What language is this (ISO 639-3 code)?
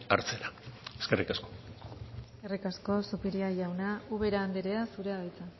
eus